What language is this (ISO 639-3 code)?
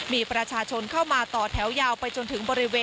tha